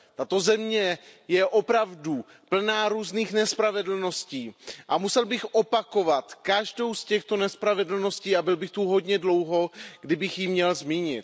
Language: Czech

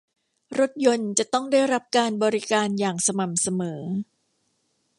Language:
Thai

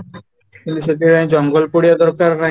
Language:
Odia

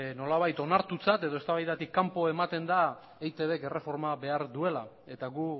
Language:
Basque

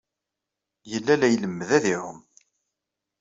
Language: Kabyle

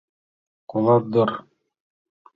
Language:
Mari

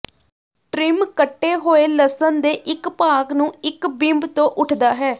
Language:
Punjabi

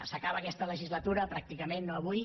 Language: Catalan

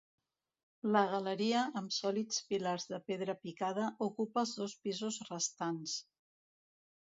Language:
Catalan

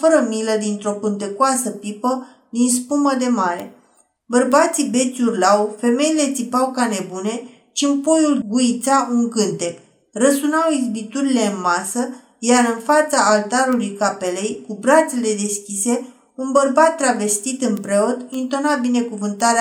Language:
Romanian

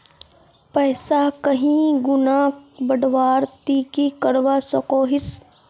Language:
Magahi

